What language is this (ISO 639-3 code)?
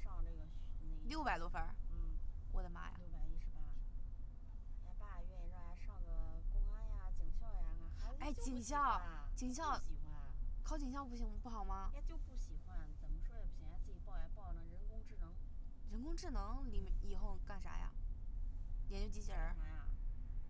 zho